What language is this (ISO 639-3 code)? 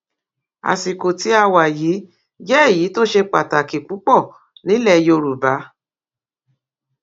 yor